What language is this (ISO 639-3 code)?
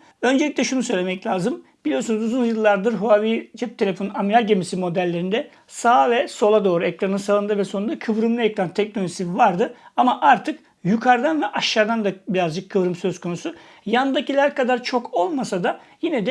tur